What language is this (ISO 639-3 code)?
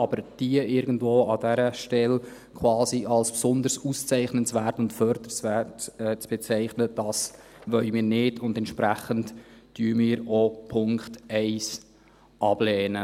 gsw